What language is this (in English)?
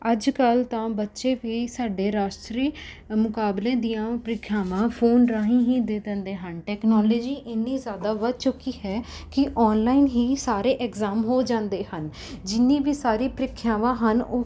Punjabi